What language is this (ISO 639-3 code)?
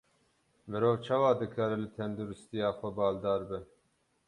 kur